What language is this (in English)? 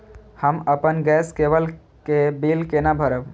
Maithili